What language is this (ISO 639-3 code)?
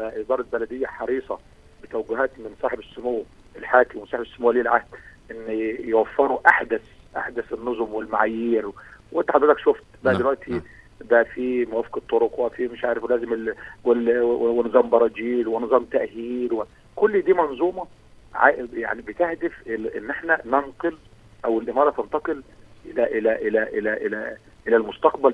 ara